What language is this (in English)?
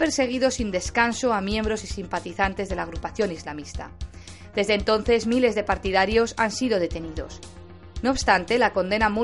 Spanish